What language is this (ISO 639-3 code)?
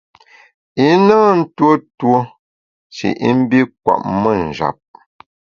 bax